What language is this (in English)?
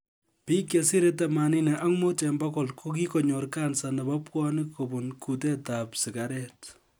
Kalenjin